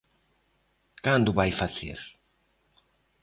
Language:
Galician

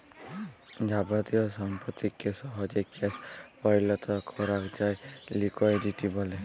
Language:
Bangla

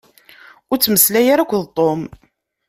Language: Kabyle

